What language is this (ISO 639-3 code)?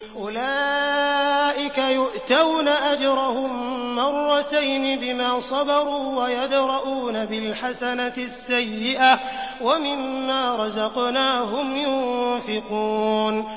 ara